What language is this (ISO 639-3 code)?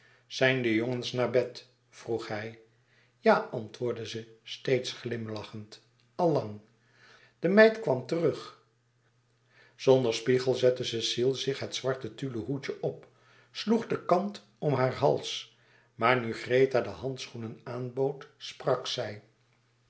nld